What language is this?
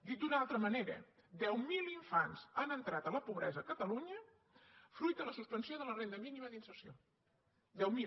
Catalan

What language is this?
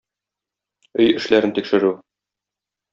Tatar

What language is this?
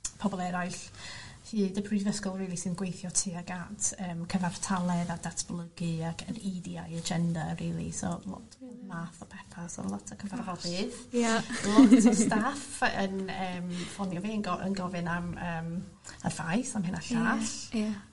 Welsh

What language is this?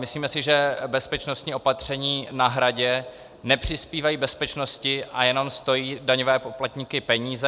Czech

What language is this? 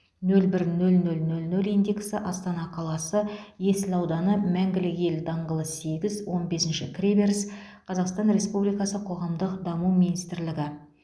Kazakh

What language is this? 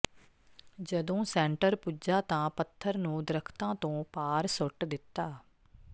Punjabi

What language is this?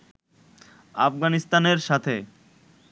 Bangla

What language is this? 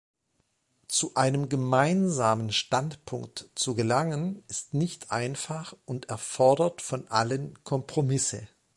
German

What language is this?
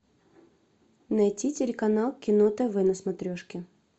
Russian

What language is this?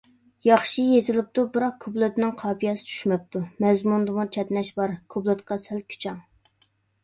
Uyghur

